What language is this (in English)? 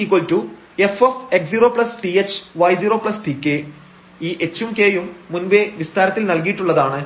Malayalam